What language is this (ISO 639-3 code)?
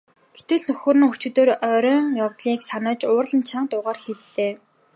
mon